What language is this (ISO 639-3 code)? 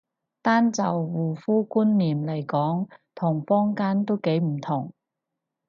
yue